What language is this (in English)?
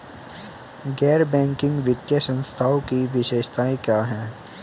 Hindi